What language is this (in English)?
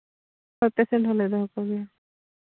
Santali